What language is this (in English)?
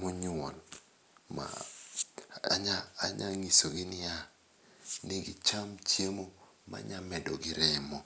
Luo (Kenya and Tanzania)